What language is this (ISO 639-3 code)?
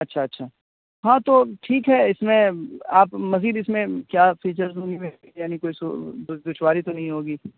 urd